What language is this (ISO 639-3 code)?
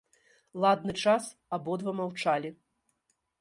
bel